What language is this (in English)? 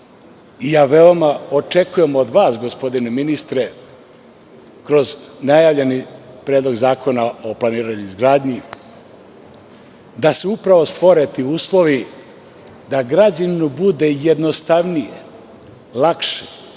Serbian